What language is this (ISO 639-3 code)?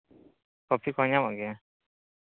sat